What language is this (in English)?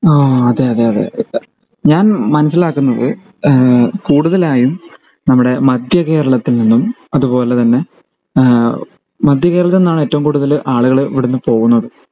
Malayalam